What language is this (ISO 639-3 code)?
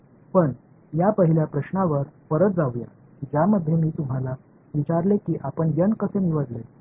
mar